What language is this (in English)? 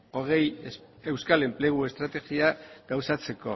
Basque